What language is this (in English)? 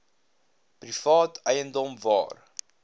Afrikaans